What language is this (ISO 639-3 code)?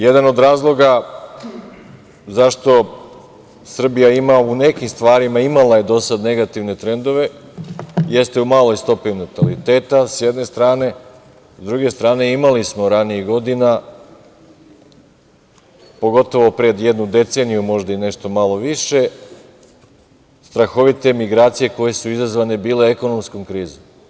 srp